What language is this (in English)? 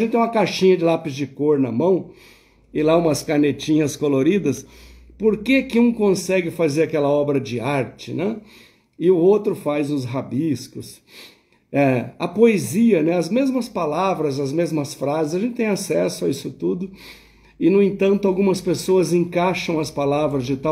Portuguese